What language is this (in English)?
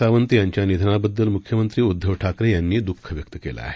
Marathi